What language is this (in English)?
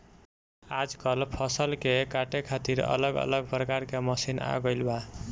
Bhojpuri